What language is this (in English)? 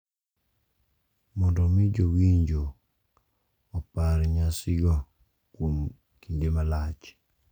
Luo (Kenya and Tanzania)